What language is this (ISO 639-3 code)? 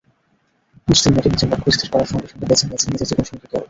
ben